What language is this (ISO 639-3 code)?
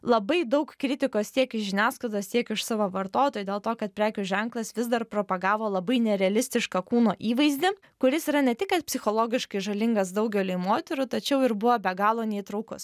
lit